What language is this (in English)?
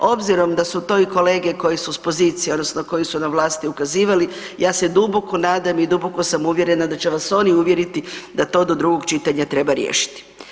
Croatian